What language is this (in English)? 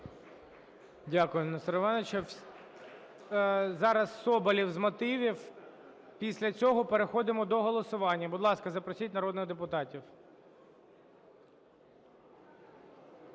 Ukrainian